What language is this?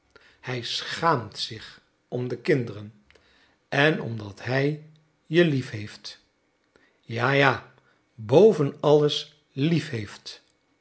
Dutch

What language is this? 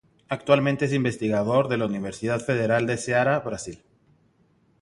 Spanish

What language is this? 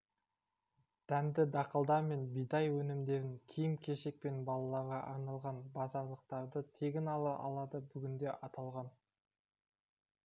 Kazakh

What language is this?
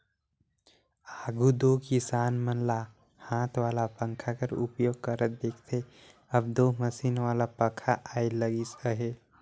Chhattisgarhi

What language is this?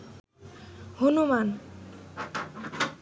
Bangla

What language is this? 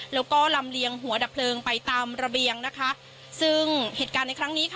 Thai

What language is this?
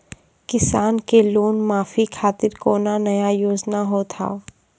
Maithili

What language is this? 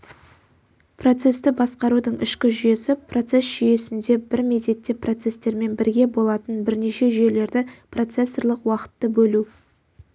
Kazakh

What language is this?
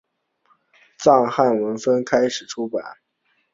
Chinese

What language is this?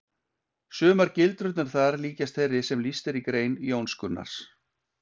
Icelandic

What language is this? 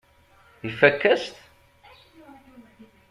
Kabyle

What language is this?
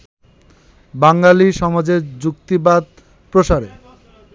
Bangla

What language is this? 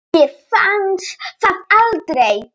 Icelandic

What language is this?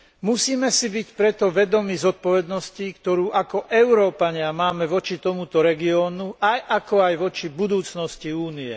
Slovak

